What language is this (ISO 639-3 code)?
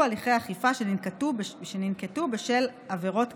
heb